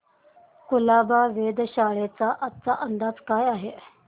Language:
Marathi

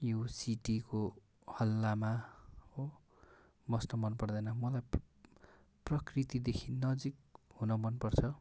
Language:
Nepali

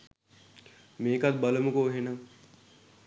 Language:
Sinhala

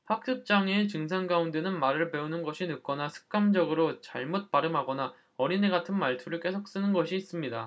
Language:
Korean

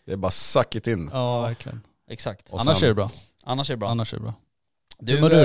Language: Swedish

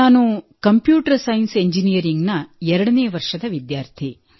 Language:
Kannada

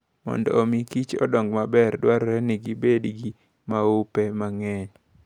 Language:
Luo (Kenya and Tanzania)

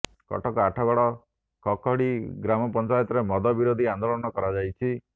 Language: Odia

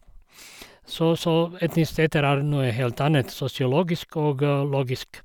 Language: Norwegian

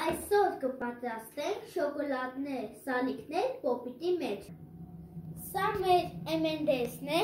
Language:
Romanian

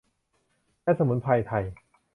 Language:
Thai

